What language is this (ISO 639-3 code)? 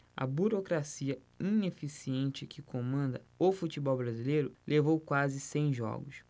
por